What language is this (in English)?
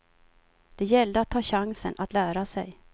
Swedish